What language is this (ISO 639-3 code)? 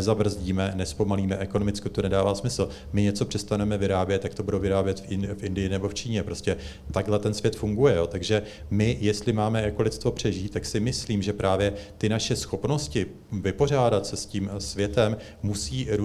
ces